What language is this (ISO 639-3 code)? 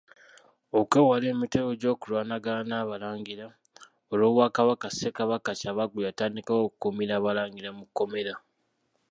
lug